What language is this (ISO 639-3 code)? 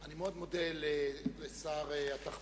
heb